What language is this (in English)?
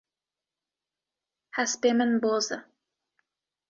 Kurdish